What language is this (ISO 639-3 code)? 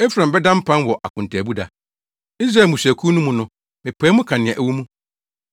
aka